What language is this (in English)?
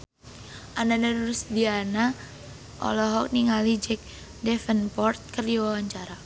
Sundanese